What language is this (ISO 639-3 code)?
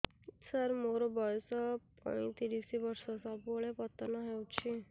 ori